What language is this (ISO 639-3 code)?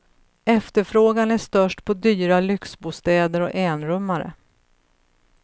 swe